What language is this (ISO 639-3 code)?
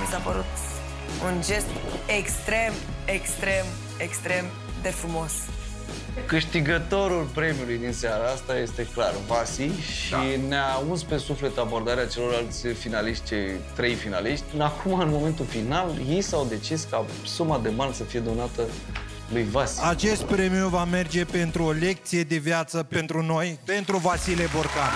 ron